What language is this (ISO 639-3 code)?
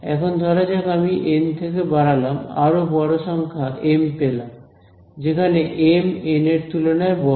ben